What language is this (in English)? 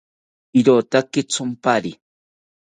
South Ucayali Ashéninka